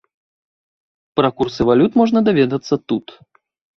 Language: Belarusian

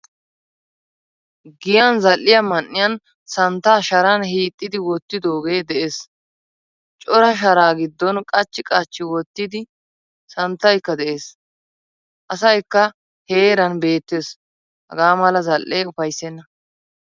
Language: Wolaytta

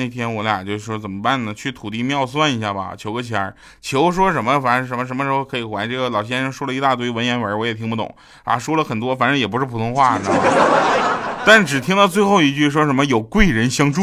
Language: Chinese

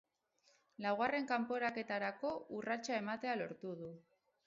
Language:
Basque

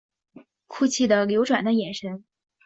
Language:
Chinese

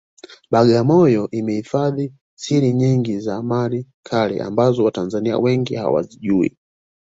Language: Swahili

